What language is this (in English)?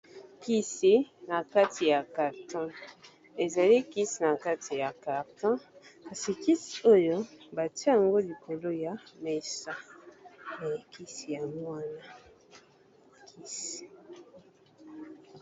Lingala